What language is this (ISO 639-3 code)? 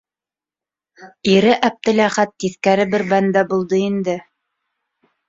bak